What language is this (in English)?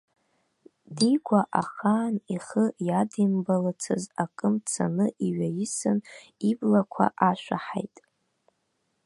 Abkhazian